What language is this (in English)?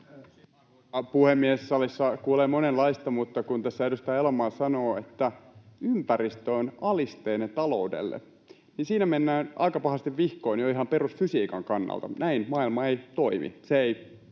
Finnish